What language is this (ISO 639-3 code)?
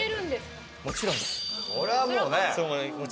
jpn